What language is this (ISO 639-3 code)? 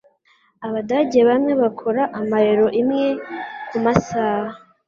kin